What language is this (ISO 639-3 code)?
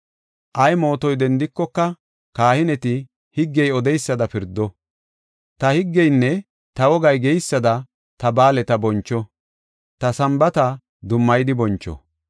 gof